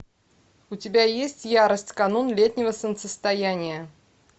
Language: Russian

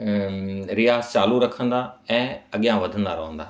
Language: Sindhi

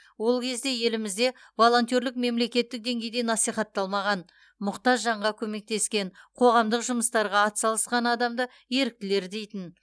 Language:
Kazakh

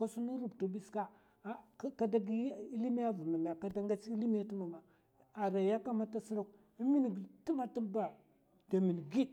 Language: Mafa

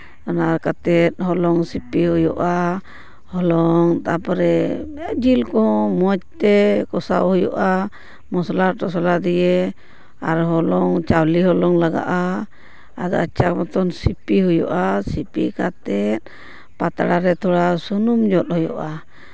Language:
Santali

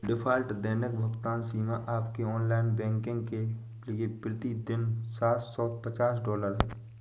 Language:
Hindi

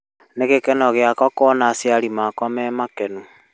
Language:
Kikuyu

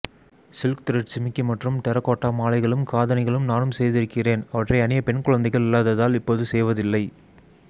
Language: Tamil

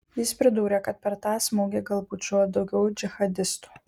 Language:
Lithuanian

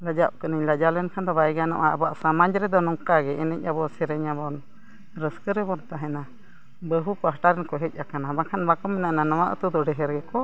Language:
Santali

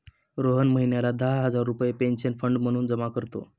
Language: Marathi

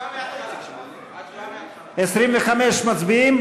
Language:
Hebrew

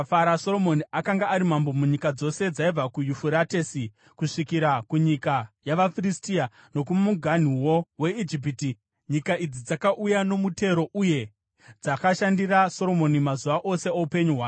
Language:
Shona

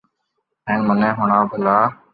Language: Loarki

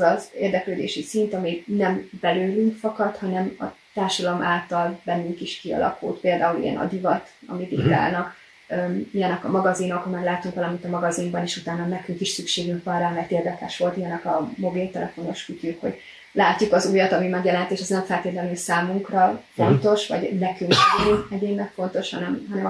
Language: Hungarian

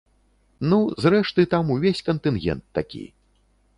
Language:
Belarusian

